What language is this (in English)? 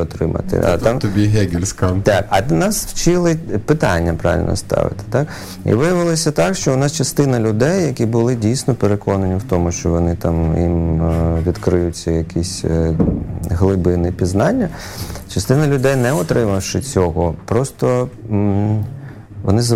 Ukrainian